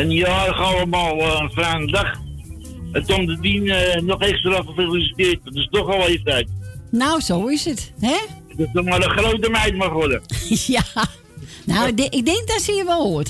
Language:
Dutch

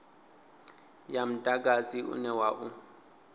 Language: Venda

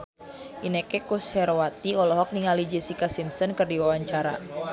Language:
Sundanese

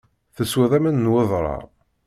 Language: Kabyle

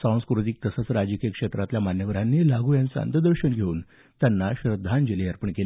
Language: Marathi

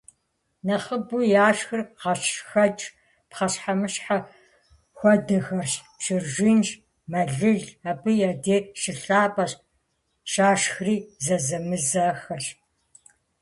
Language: Kabardian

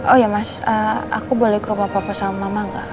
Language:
Indonesian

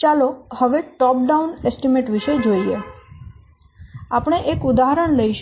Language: Gujarati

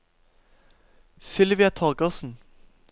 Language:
Norwegian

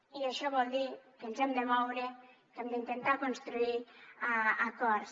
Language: Catalan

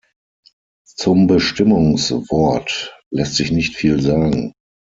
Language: German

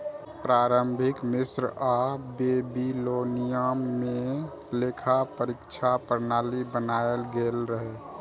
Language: Maithili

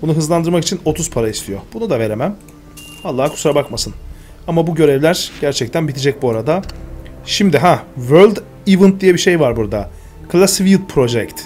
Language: Turkish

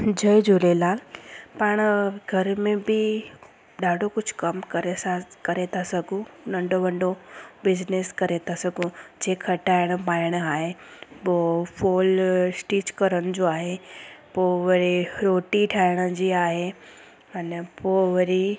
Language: Sindhi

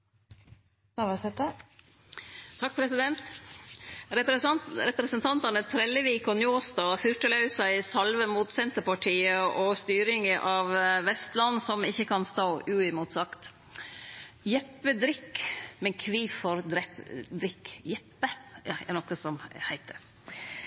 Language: Norwegian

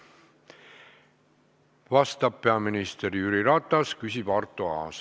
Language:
Estonian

